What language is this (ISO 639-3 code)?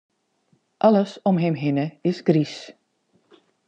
fry